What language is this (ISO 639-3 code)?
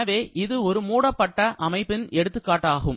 tam